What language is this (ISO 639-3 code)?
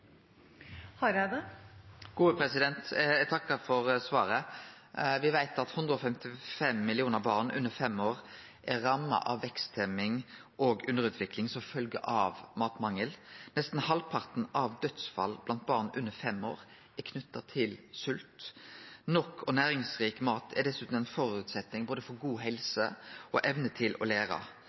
nno